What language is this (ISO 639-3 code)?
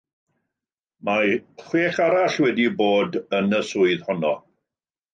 cym